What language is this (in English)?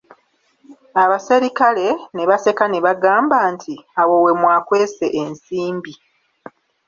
Ganda